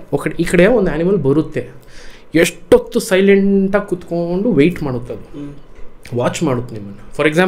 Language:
Kannada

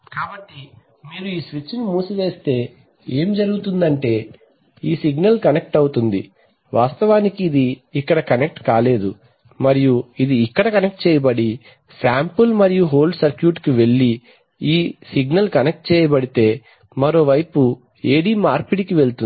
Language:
Telugu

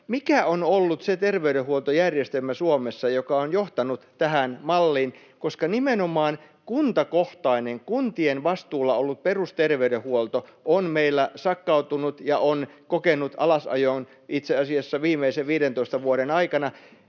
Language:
Finnish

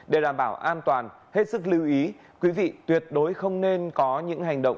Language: Vietnamese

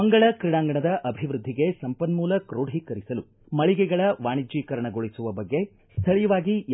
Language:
Kannada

